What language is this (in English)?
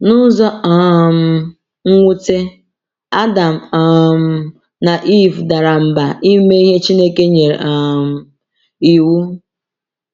Igbo